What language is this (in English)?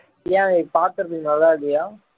Tamil